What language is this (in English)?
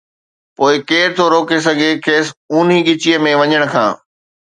Sindhi